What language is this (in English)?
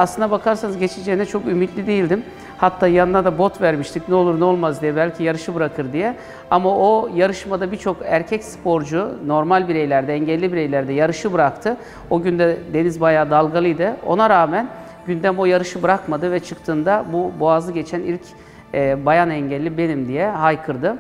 Turkish